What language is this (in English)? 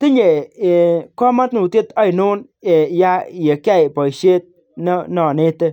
Kalenjin